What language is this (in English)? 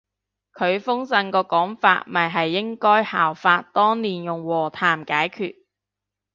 Cantonese